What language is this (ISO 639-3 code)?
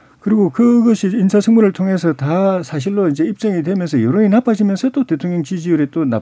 kor